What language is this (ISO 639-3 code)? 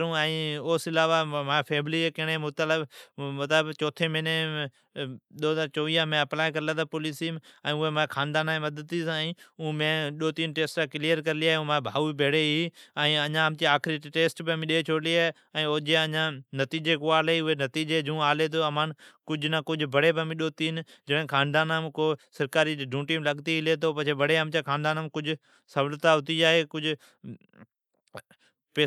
odk